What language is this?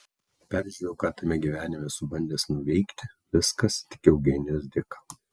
Lithuanian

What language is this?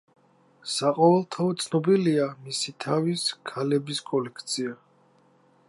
Georgian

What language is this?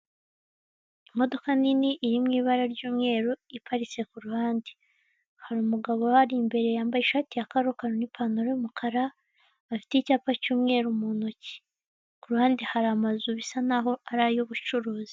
Kinyarwanda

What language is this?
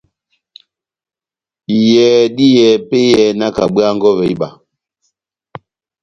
Batanga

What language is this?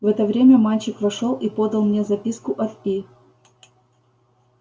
Russian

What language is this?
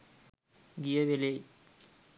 Sinhala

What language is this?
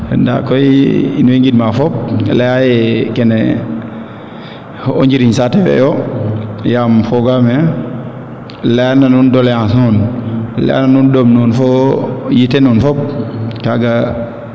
Serer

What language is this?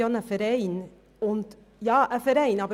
Swiss German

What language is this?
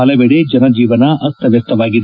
Kannada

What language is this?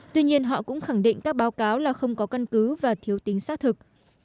Vietnamese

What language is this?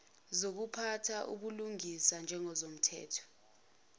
Zulu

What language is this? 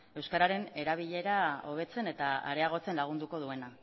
Basque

